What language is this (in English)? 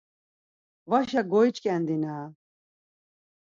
Laz